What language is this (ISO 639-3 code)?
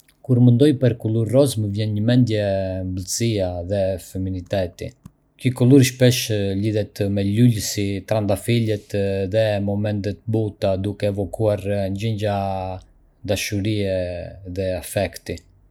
aae